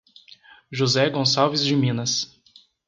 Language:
Portuguese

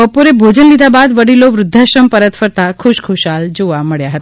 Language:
Gujarati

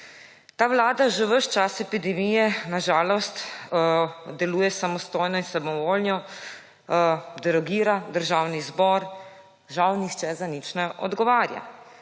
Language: Slovenian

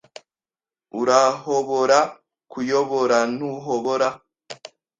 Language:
Kinyarwanda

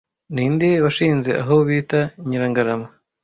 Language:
Kinyarwanda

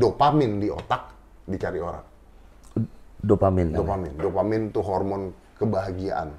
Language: Indonesian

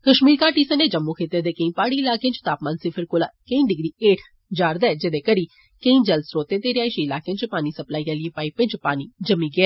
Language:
Dogri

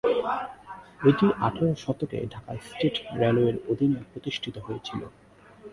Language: Bangla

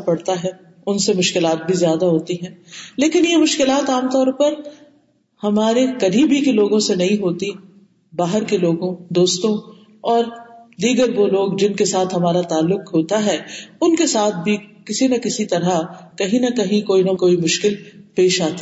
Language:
Urdu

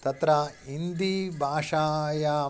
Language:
Sanskrit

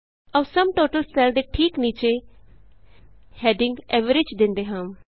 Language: Punjabi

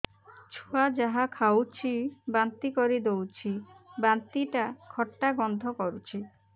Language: Odia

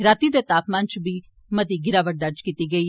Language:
Dogri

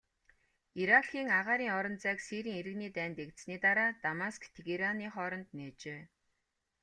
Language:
Mongolian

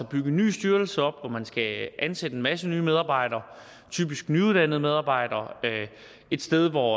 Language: Danish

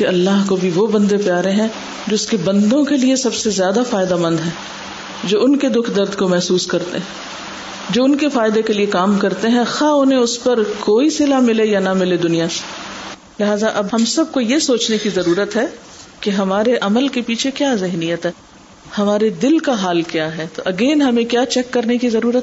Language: Urdu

